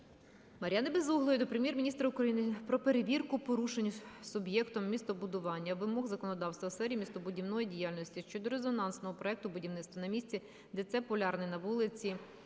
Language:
Ukrainian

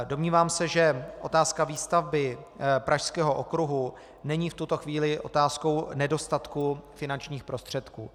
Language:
Czech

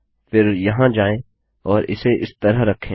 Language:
Hindi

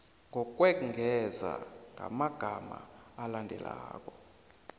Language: South Ndebele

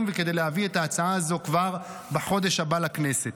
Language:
Hebrew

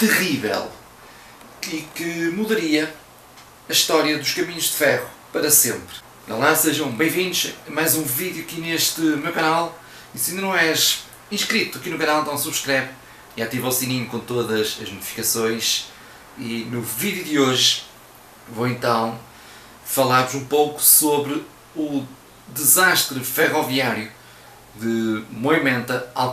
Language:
Portuguese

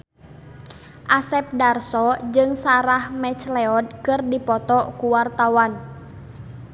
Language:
Sundanese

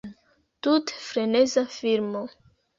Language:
Esperanto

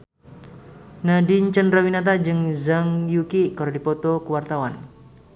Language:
Sundanese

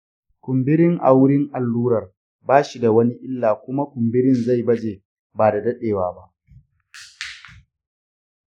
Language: Hausa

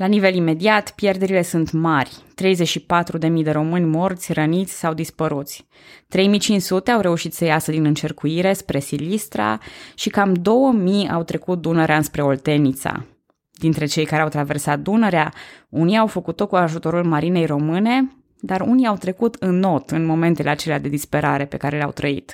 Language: Romanian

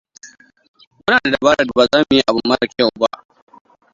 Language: Hausa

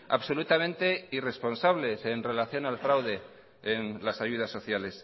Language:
Spanish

